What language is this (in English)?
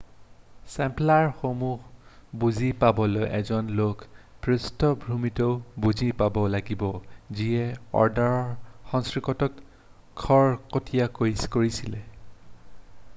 Assamese